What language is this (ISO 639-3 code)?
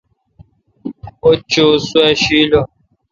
xka